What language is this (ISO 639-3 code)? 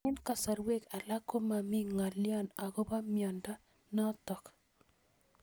kln